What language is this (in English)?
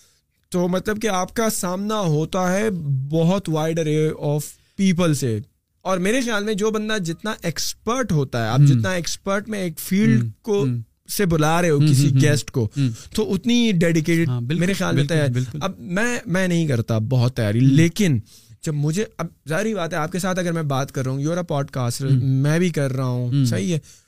Urdu